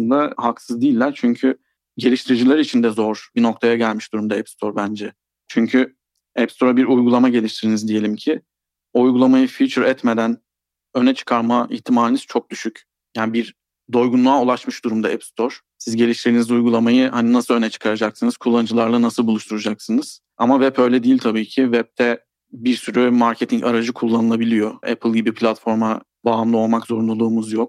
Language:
Turkish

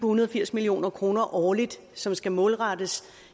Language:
Danish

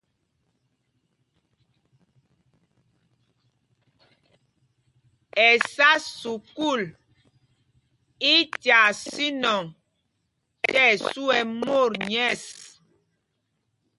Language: Mpumpong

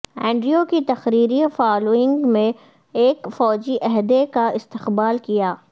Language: Urdu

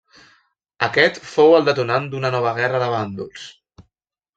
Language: Catalan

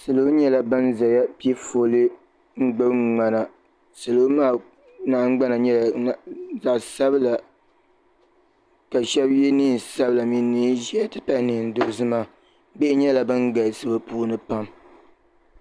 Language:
Dagbani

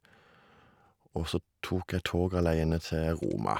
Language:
Norwegian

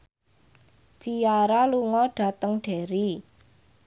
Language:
Javanese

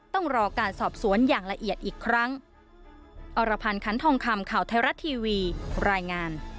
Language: Thai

